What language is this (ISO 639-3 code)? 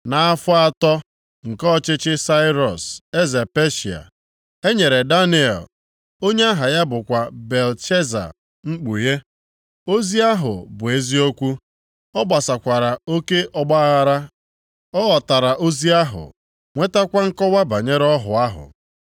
ibo